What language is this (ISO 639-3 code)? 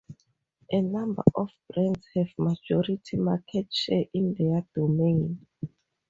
eng